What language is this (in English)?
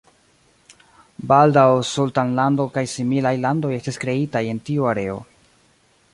Esperanto